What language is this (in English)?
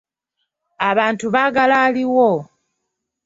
Ganda